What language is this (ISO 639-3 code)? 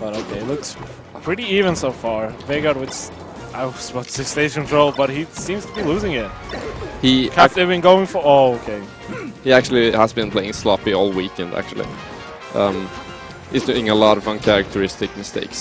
eng